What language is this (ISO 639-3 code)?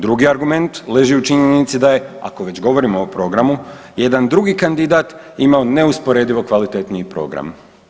hrv